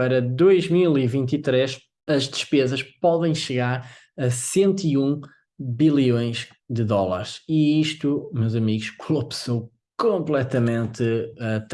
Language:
Portuguese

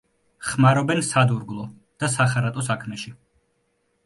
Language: Georgian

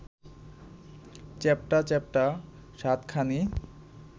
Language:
Bangla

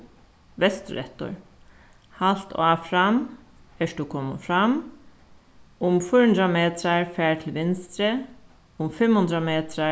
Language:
Faroese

